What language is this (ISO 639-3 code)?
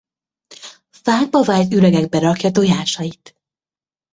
hun